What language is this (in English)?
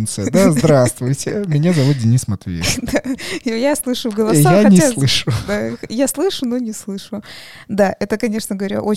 Russian